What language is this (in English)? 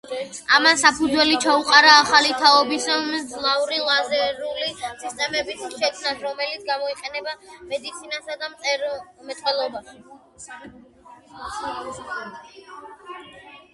Georgian